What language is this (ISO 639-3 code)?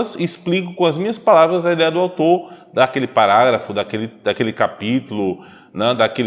por